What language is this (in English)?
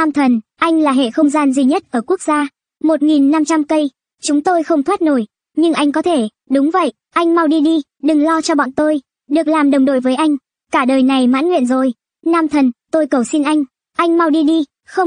Vietnamese